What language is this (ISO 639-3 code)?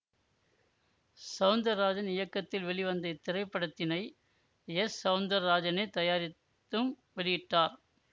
tam